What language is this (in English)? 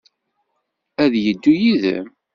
Kabyle